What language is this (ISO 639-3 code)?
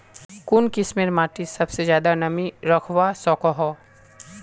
mag